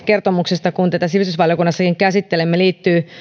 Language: Finnish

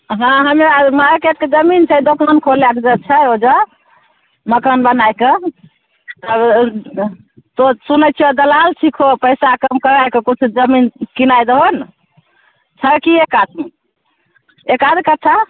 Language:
Maithili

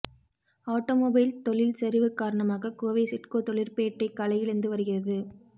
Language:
Tamil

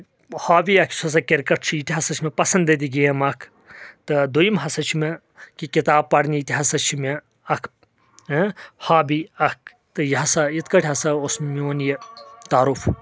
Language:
Kashmiri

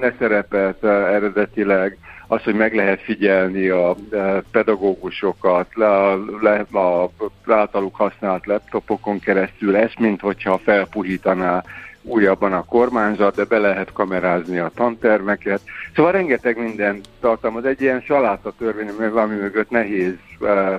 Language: Hungarian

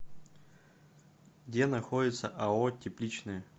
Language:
Russian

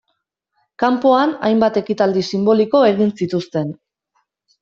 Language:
Basque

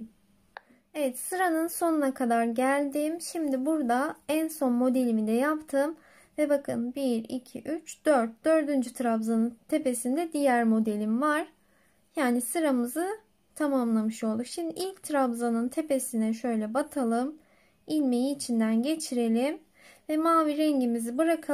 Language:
Turkish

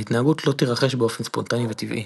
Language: Hebrew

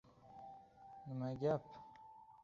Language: Uzbek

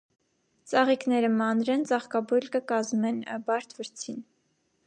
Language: Armenian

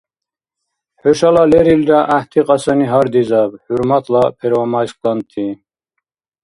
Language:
Dargwa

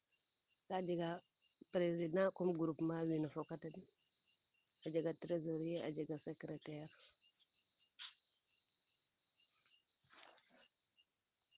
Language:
Serer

